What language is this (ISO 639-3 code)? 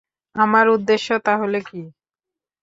ben